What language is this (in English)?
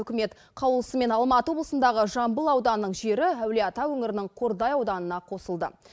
Kazakh